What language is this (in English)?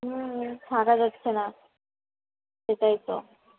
Bangla